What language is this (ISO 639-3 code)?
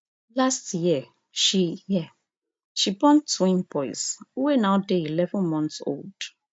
pcm